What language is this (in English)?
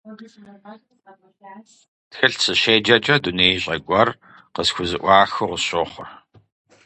Kabardian